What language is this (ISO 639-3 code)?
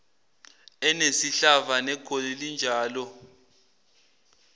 zul